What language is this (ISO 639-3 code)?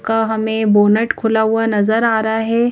hin